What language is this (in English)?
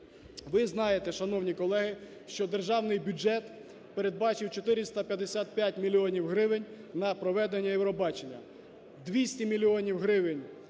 Ukrainian